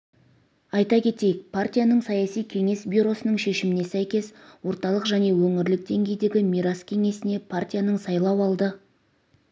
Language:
Kazakh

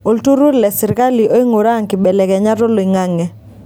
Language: Masai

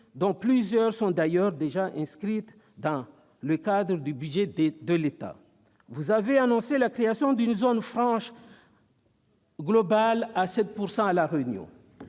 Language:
French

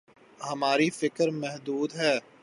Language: Urdu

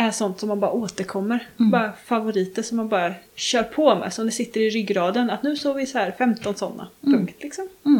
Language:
Swedish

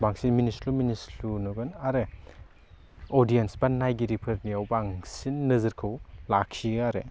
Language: Bodo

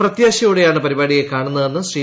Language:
Malayalam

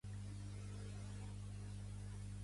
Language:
Catalan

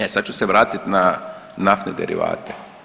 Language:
Croatian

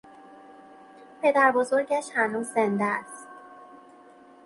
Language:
Persian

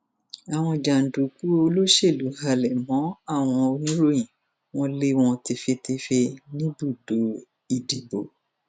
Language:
Yoruba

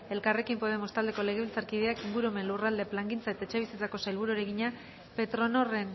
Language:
Basque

